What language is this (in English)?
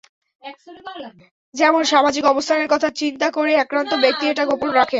Bangla